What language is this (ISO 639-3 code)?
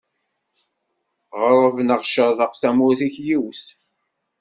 kab